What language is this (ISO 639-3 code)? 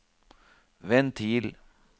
nor